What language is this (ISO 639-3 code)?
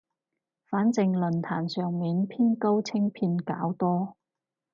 yue